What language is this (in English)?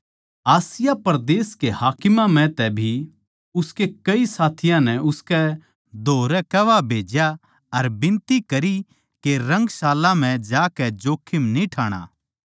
Haryanvi